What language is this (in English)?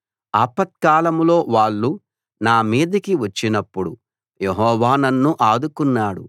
Telugu